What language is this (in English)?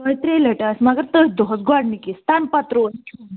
Kashmiri